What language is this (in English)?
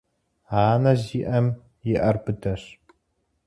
Kabardian